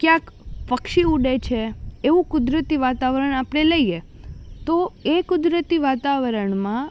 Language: Gujarati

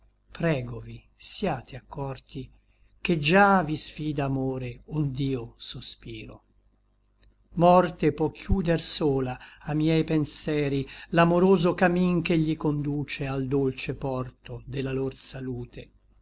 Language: Italian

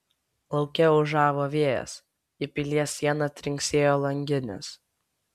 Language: Lithuanian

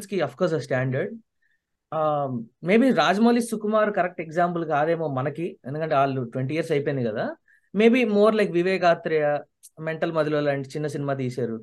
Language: Telugu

